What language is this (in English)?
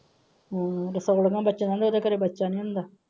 Punjabi